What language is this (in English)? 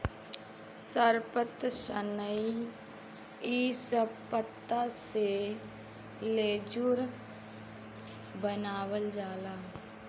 Bhojpuri